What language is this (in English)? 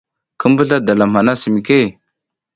South Giziga